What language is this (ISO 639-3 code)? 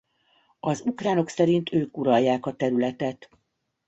hun